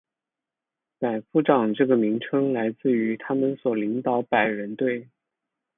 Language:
Chinese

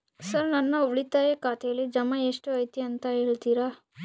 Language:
Kannada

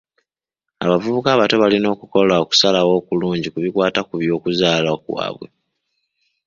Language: Ganda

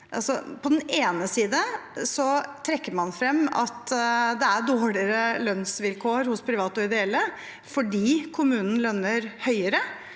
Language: Norwegian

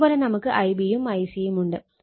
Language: Malayalam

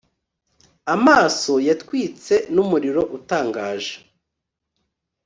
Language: Kinyarwanda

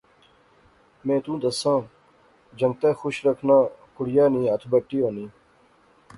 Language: Pahari-Potwari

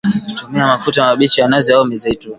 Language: Swahili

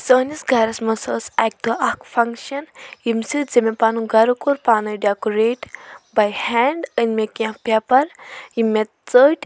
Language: Kashmiri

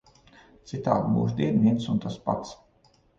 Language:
Latvian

